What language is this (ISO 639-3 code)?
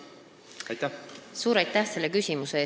est